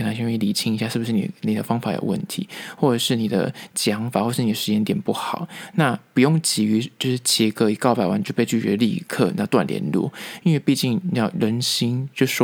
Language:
Chinese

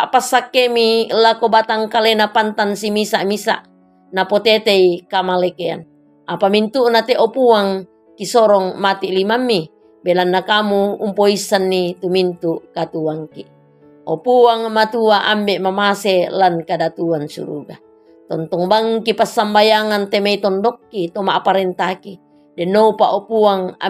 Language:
Indonesian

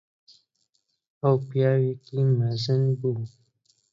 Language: Central Kurdish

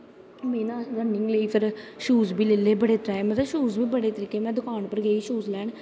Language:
Dogri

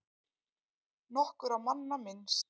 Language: Icelandic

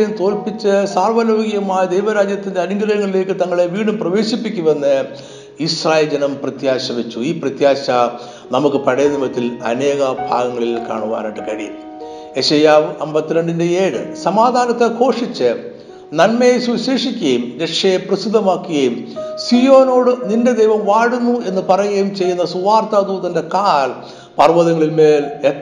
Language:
Malayalam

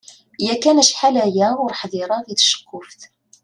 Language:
Kabyle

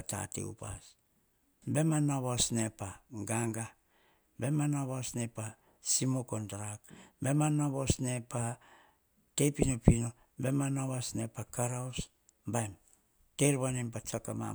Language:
Hahon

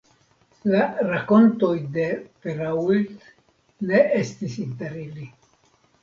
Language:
Esperanto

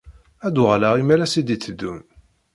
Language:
Kabyle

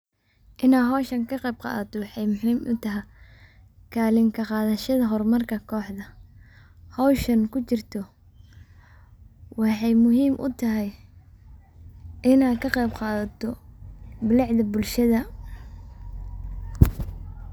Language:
Somali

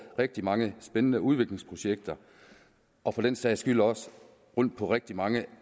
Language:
Danish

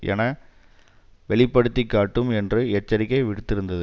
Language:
Tamil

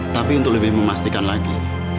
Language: Indonesian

